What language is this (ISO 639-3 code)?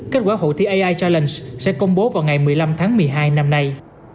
vie